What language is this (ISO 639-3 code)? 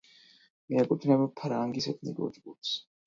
kat